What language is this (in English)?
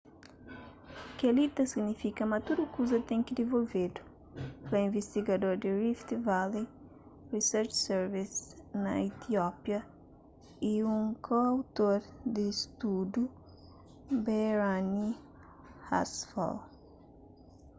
Kabuverdianu